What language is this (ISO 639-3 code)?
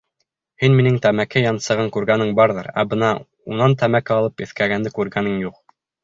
bak